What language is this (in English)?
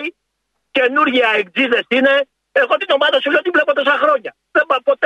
Greek